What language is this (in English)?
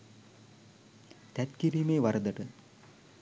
Sinhala